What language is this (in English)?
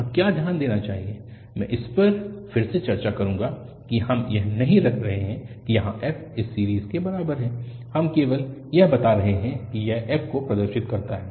Hindi